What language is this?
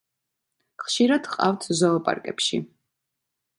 Georgian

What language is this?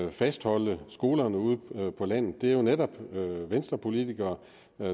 Danish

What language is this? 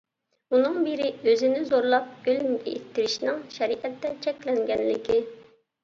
Uyghur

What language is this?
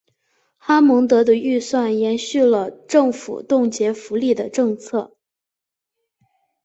Chinese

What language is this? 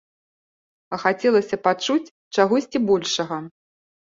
Belarusian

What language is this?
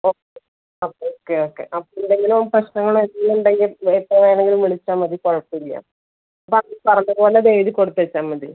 Malayalam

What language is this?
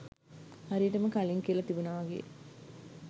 Sinhala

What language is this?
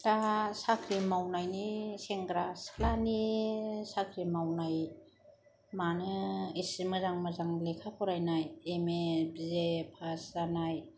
Bodo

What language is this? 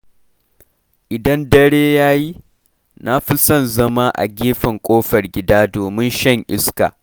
Hausa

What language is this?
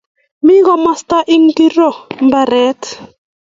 Kalenjin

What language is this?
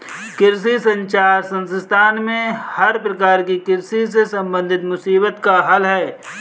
Hindi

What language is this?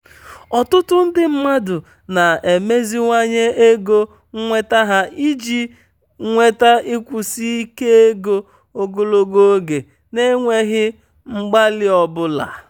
Igbo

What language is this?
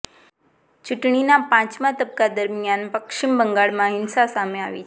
Gujarati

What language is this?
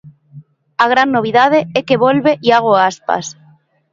Galician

